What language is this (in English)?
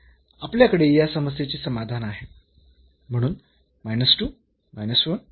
Marathi